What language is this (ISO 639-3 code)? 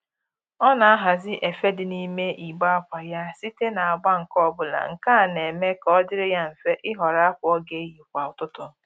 ibo